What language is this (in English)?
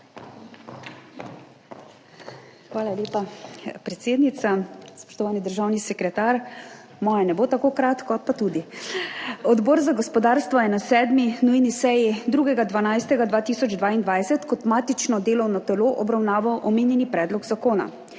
Slovenian